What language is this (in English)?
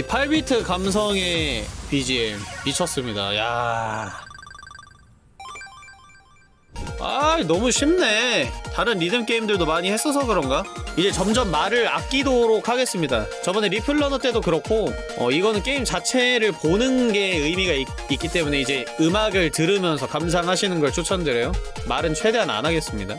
Korean